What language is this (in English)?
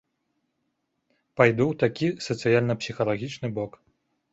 Belarusian